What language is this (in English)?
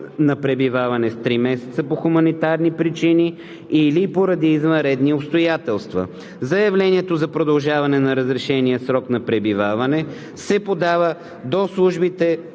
Bulgarian